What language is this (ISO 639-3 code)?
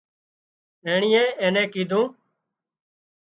kxp